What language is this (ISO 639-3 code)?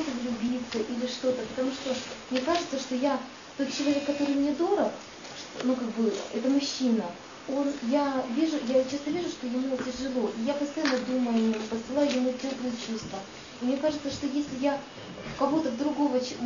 rus